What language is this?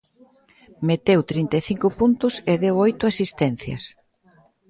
Galician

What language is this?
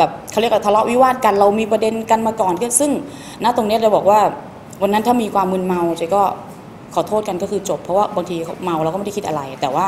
Thai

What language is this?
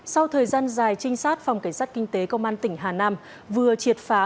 Vietnamese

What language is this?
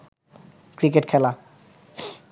Bangla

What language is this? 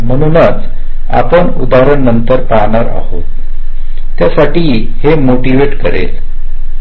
Marathi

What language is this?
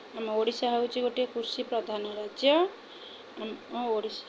Odia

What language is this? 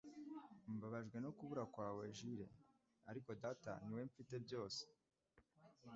Kinyarwanda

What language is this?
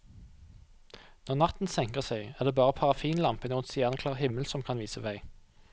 Norwegian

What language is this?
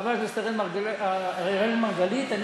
Hebrew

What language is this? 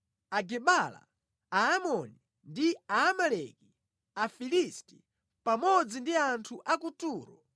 Nyanja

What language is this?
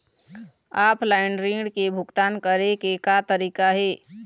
Chhattisgarhi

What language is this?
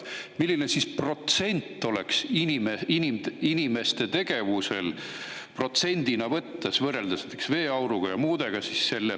Estonian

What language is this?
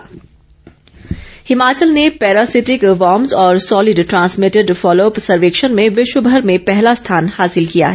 Hindi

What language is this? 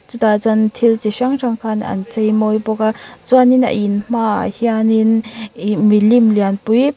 Mizo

